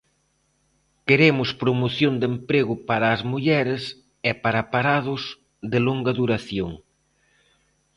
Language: Galician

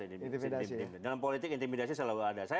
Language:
Indonesian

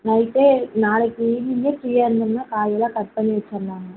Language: Tamil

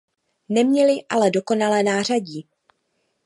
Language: Czech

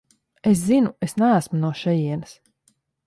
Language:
Latvian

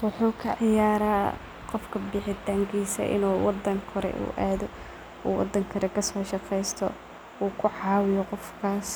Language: Somali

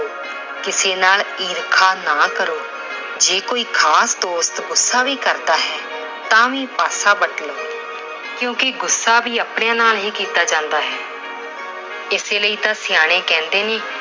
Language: Punjabi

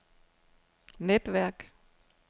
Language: Danish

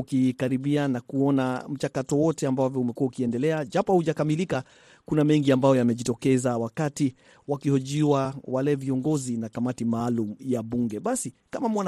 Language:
Swahili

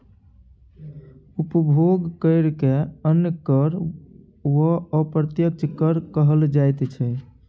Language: Maithili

